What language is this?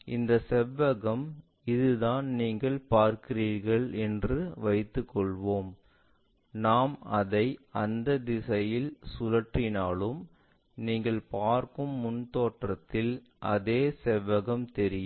Tamil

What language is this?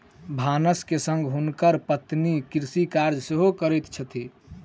Maithili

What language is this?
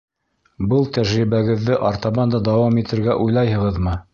Bashkir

